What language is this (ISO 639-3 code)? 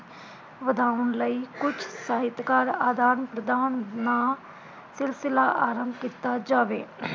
pan